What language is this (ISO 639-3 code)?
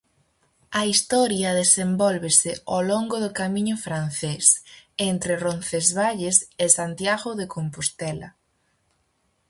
glg